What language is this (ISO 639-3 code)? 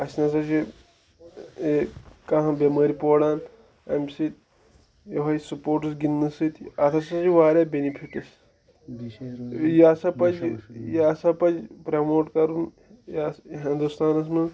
kas